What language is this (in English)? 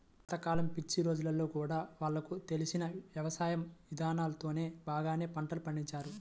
Telugu